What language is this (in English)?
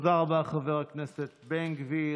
Hebrew